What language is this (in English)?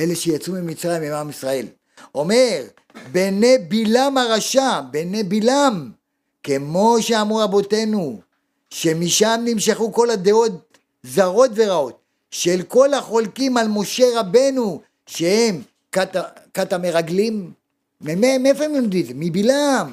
Hebrew